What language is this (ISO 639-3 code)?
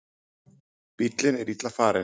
isl